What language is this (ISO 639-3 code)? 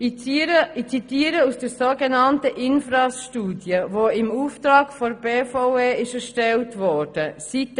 gsw